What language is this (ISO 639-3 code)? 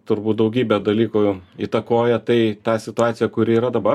lit